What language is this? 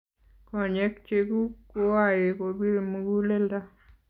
Kalenjin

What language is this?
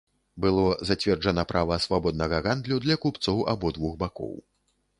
Belarusian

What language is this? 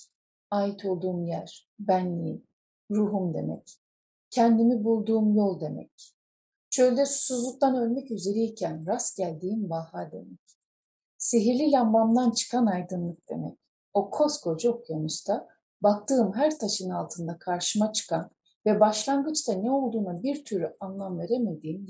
Turkish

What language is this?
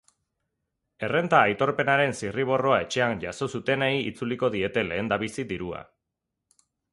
Basque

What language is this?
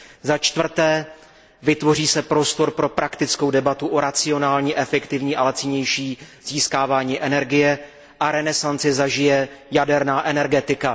Czech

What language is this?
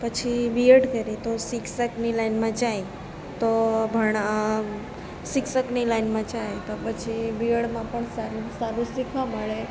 Gujarati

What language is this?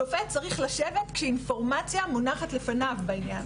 Hebrew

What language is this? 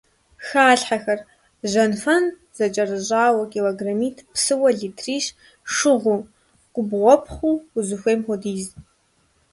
Kabardian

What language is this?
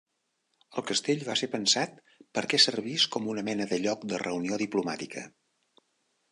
Catalan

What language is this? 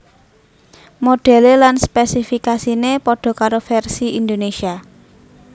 Javanese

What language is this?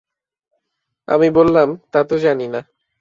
Bangla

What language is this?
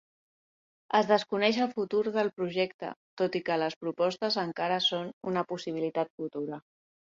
Catalan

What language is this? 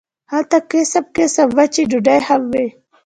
Pashto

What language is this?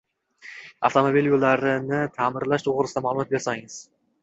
Uzbek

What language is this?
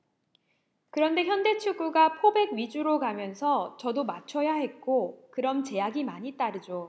Korean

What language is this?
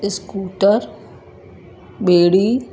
Sindhi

